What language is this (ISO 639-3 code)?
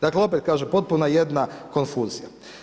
hrv